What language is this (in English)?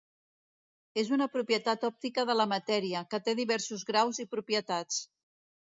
Catalan